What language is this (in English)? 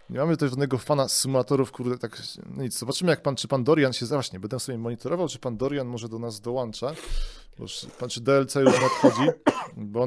Polish